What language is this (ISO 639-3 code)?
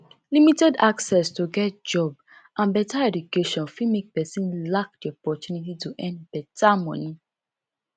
pcm